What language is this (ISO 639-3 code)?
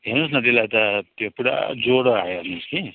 nep